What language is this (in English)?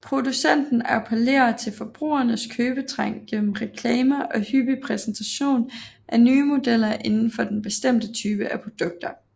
Danish